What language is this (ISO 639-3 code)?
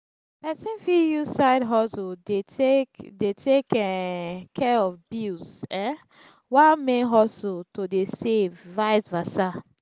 pcm